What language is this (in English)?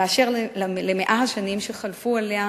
Hebrew